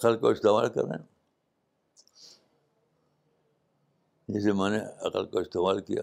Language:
Urdu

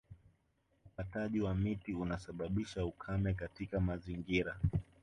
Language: Swahili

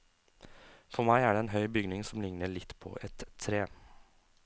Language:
Norwegian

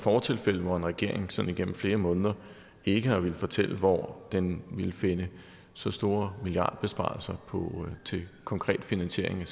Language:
Danish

